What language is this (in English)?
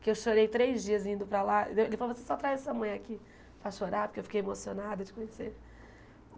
Portuguese